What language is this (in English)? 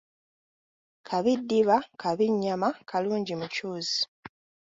Ganda